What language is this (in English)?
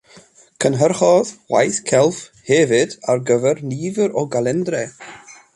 Welsh